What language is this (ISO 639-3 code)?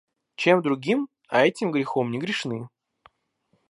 rus